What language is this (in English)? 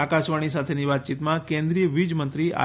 Gujarati